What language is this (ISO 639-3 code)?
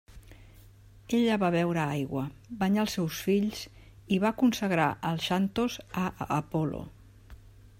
cat